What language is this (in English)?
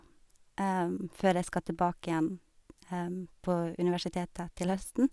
Norwegian